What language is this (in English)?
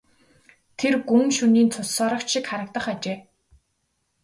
Mongolian